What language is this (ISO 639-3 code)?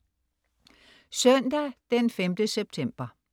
dan